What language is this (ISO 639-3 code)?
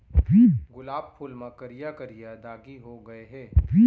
hne